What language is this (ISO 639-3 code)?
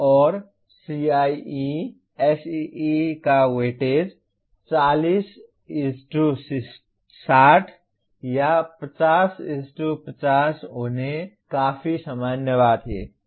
hin